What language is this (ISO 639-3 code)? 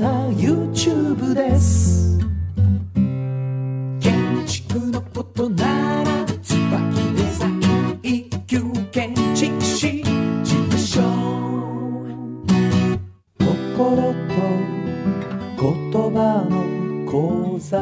jpn